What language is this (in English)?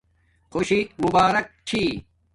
Domaaki